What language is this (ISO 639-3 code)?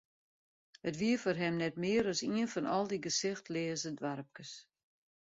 fry